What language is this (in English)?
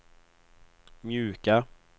Swedish